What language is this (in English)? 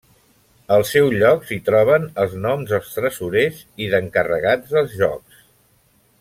Catalan